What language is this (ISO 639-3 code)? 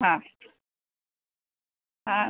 mal